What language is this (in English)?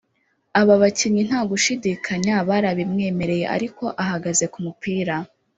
Kinyarwanda